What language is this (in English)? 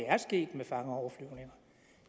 Danish